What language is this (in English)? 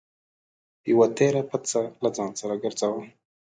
Pashto